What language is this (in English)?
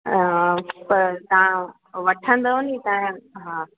Sindhi